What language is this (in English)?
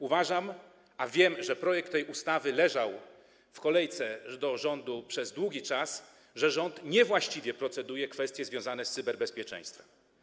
Polish